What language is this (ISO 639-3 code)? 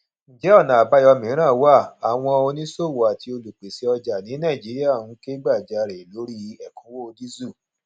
yor